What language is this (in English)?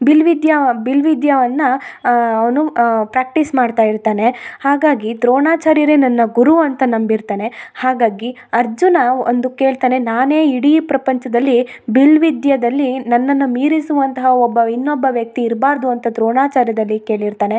Kannada